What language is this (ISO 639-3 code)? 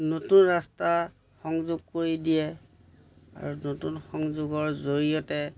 asm